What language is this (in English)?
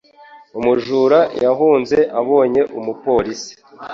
Kinyarwanda